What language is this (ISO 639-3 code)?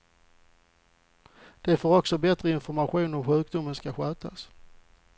swe